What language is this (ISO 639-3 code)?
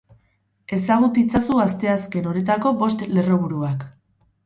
eus